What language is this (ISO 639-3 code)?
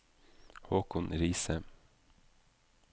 nor